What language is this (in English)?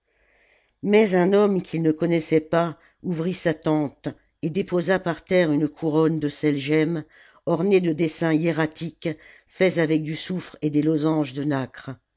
French